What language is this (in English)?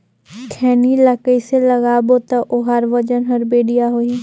Chhattisgarhi